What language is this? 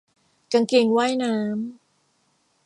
Thai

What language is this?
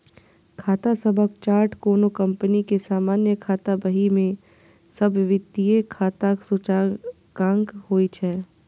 Maithili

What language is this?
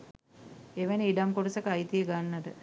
Sinhala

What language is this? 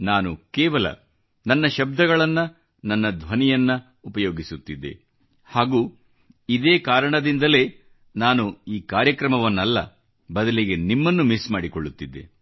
Kannada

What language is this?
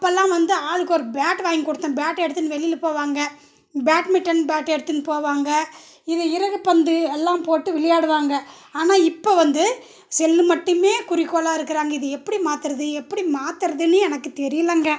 Tamil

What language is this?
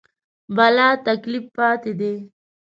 Pashto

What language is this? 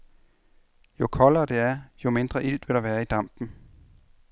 Danish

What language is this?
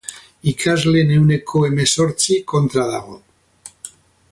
Basque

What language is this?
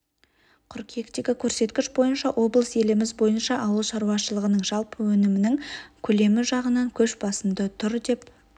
Kazakh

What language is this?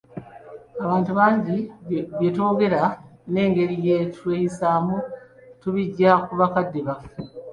Ganda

